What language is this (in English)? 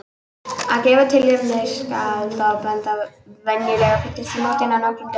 Icelandic